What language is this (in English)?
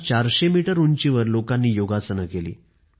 Marathi